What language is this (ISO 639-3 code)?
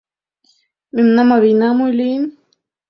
chm